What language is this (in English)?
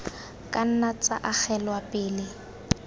Tswana